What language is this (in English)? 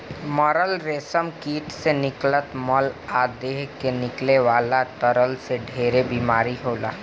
Bhojpuri